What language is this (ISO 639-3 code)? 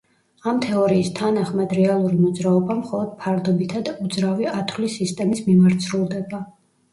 kat